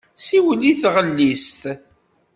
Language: Kabyle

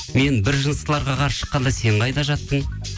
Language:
Kazakh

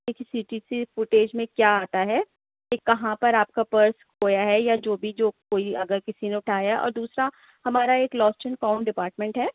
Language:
Urdu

